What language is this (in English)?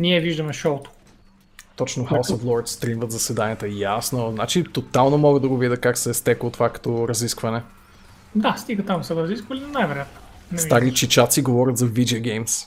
Bulgarian